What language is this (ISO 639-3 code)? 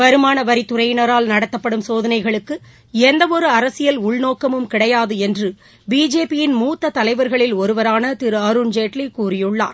tam